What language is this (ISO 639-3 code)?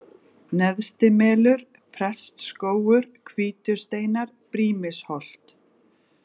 isl